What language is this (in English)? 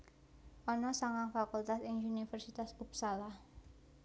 Javanese